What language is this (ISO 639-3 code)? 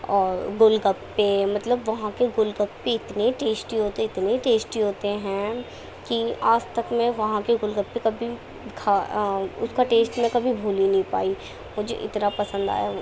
urd